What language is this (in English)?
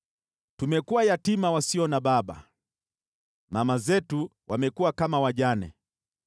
Swahili